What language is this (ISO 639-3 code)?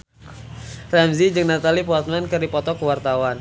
sun